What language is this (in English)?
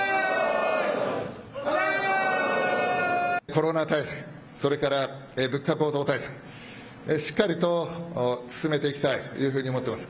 Japanese